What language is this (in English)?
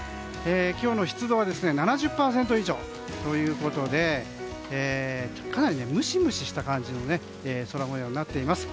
Japanese